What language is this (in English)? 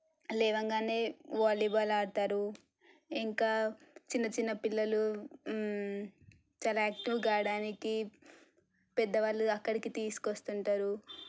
Telugu